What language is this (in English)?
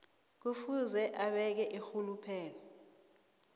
South Ndebele